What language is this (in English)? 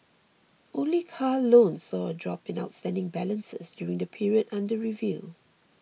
English